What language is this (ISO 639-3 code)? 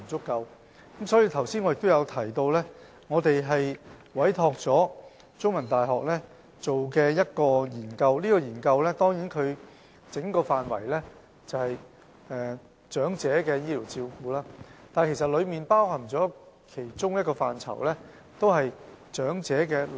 yue